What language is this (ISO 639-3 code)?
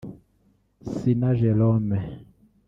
kin